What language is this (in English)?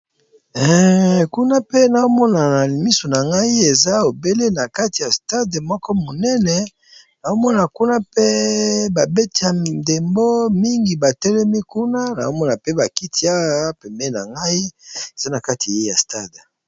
Lingala